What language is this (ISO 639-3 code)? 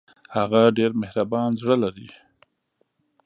pus